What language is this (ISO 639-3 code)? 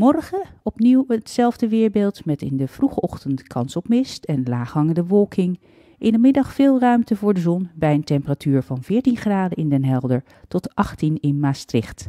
nld